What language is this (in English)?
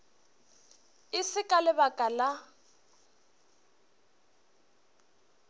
Northern Sotho